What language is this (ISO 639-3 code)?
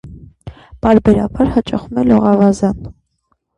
hye